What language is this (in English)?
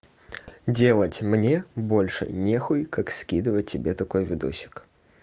Russian